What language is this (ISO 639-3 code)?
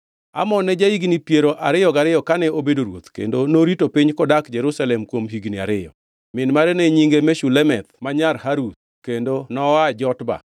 luo